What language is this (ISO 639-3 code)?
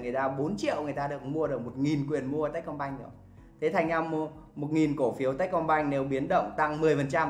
vie